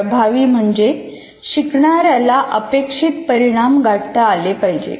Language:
Marathi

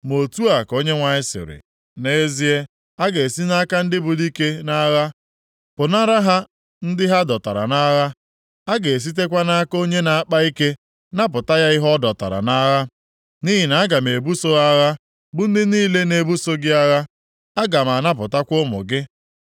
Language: Igbo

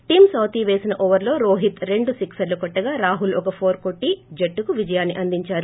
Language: Telugu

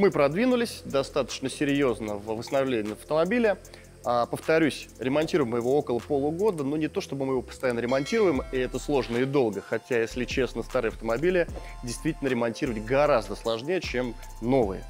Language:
Russian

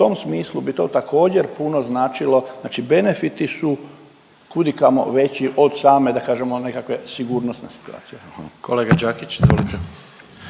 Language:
Croatian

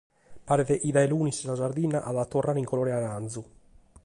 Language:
Sardinian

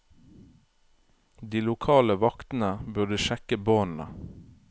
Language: Norwegian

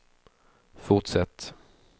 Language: Swedish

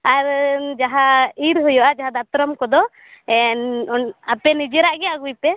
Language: Santali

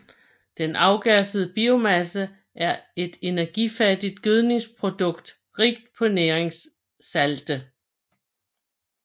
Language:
Danish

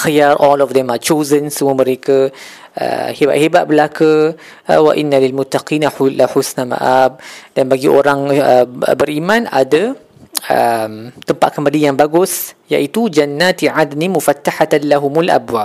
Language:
Malay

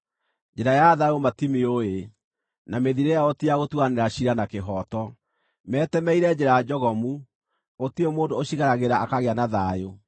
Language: Kikuyu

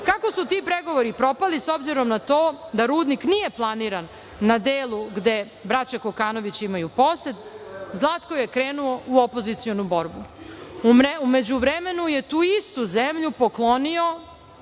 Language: Serbian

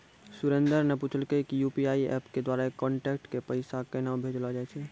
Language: Maithili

